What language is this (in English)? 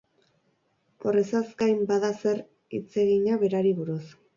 Basque